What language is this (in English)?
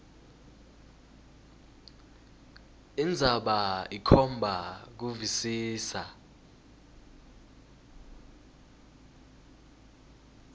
Swati